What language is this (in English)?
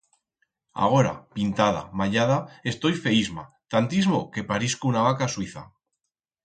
Aragonese